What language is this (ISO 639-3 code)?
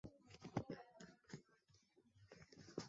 zho